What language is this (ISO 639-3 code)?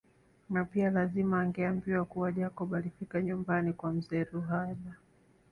swa